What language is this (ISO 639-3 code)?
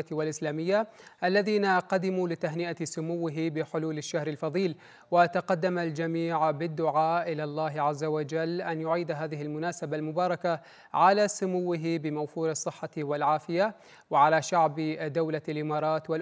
ara